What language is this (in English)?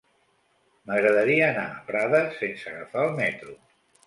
Catalan